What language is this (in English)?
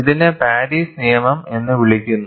Malayalam